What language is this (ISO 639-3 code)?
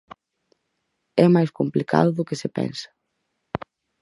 glg